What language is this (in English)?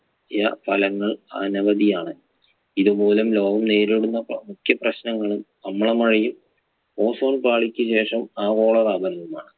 Malayalam